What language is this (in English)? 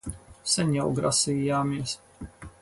Latvian